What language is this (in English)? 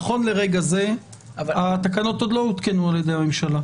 Hebrew